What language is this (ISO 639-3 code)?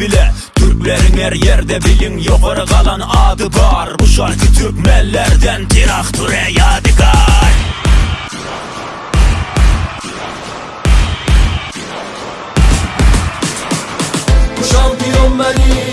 tur